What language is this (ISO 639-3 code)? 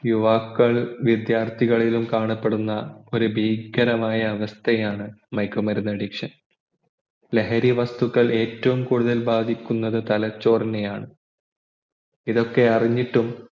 mal